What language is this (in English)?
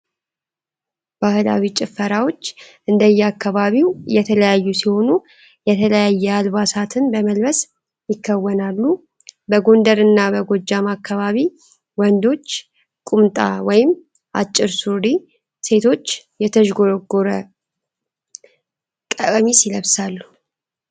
Amharic